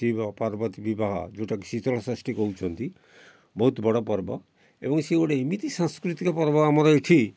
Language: Odia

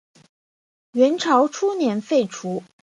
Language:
Chinese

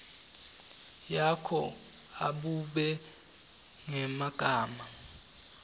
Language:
Swati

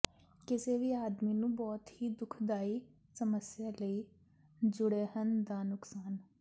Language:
Punjabi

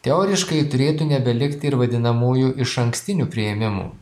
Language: Lithuanian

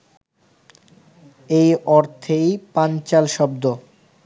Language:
Bangla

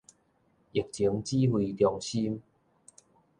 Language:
Min Nan Chinese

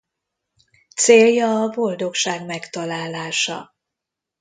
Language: Hungarian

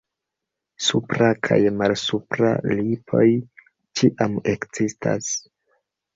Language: Esperanto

